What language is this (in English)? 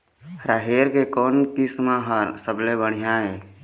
Chhattisgarhi